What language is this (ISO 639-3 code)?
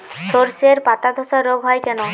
ben